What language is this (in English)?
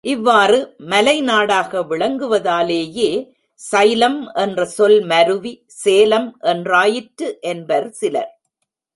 Tamil